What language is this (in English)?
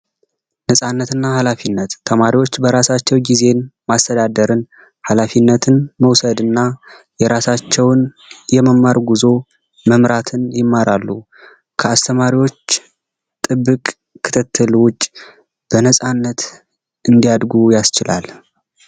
Amharic